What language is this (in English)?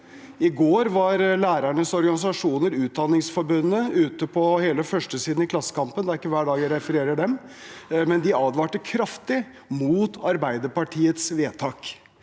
Norwegian